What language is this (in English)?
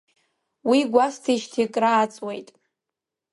Abkhazian